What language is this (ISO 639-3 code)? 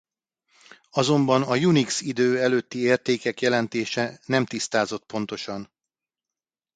hun